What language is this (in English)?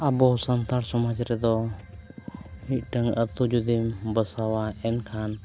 Santali